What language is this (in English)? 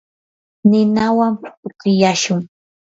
Yanahuanca Pasco Quechua